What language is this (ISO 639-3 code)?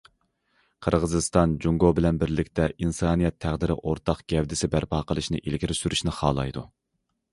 uig